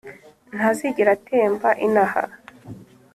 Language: Kinyarwanda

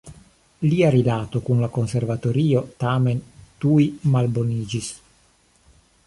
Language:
Esperanto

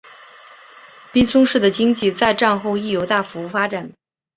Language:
Chinese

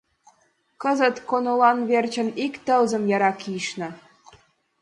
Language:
Mari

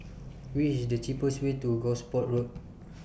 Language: English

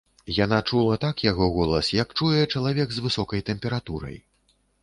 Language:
Belarusian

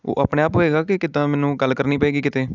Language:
Punjabi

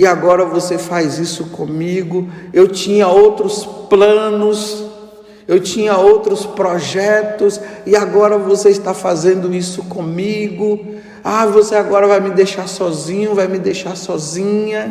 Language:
Portuguese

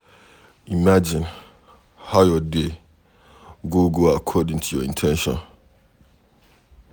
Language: Nigerian Pidgin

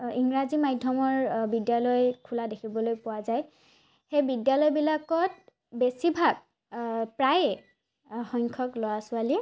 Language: Assamese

